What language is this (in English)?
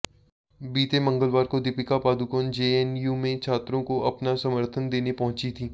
Hindi